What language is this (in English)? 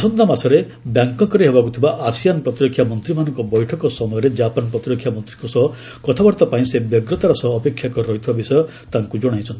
Odia